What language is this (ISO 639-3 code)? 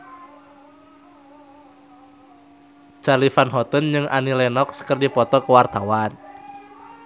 sun